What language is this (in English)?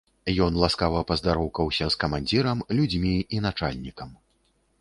Belarusian